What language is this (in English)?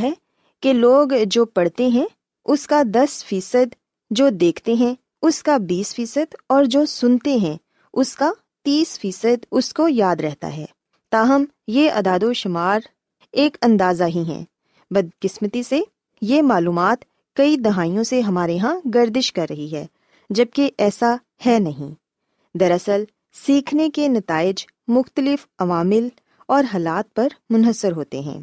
Urdu